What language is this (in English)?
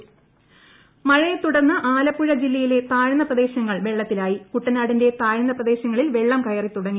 Malayalam